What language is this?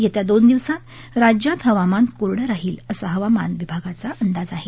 Marathi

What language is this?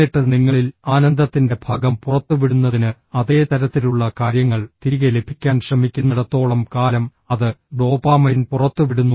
Malayalam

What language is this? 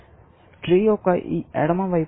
Telugu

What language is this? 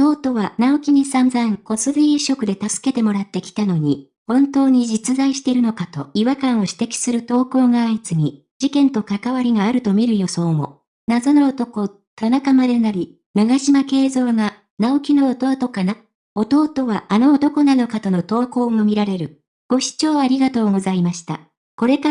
Japanese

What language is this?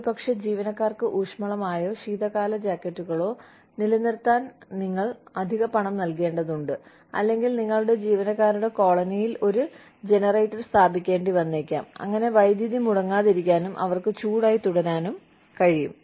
Malayalam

